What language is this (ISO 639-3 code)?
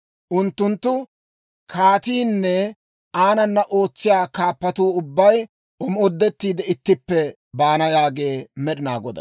dwr